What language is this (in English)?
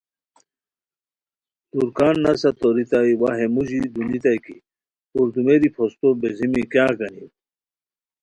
Khowar